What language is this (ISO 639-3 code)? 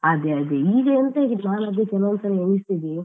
kan